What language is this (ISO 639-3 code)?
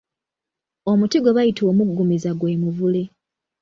lug